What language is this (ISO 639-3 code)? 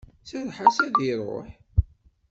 kab